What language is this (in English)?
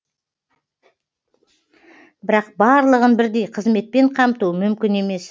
Kazakh